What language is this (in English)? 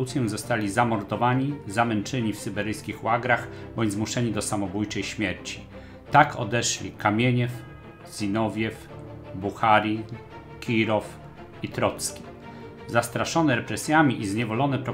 Polish